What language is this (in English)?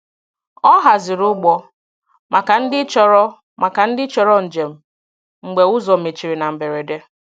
Igbo